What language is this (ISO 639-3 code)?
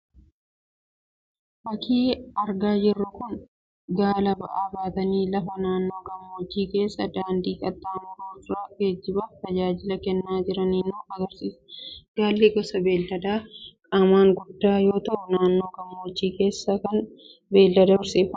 orm